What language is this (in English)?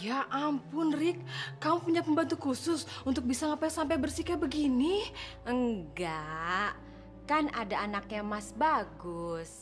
Indonesian